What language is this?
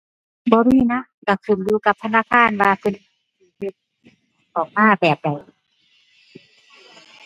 Thai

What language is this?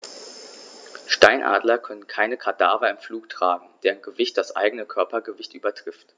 German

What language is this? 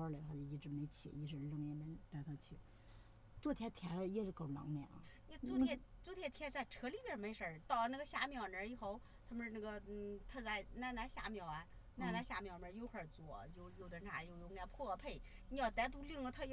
Chinese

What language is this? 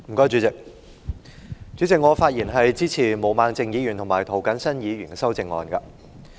Cantonese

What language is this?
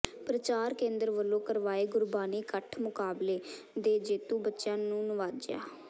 Punjabi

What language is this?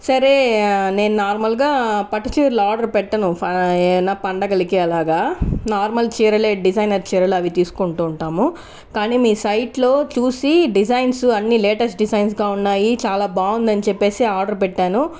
Telugu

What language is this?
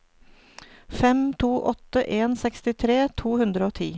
Norwegian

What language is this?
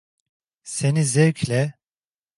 Turkish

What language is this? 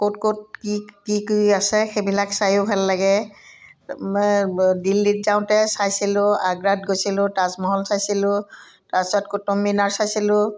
Assamese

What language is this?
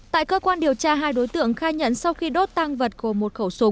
Vietnamese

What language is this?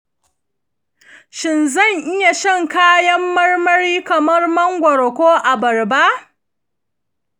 Hausa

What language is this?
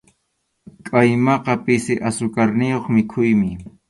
Arequipa-La Unión Quechua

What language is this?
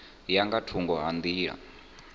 Venda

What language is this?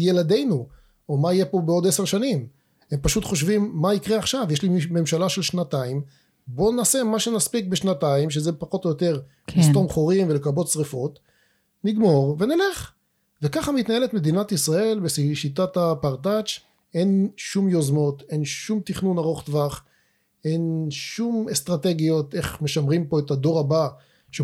Hebrew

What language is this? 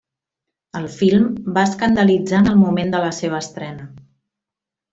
Catalan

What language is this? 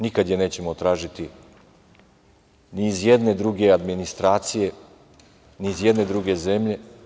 Serbian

